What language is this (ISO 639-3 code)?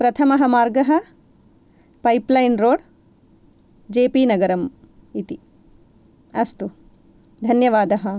san